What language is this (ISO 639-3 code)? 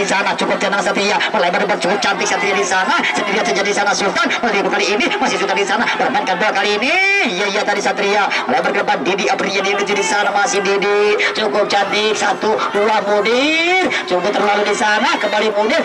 ind